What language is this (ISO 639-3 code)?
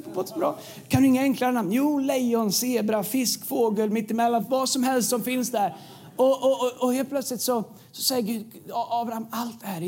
swe